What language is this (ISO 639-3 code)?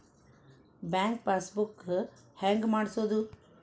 kan